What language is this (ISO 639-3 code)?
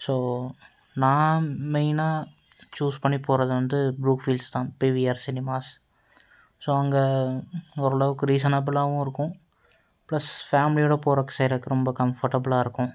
tam